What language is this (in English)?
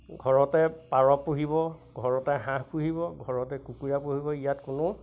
Assamese